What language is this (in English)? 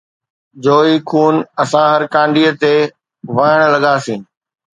Sindhi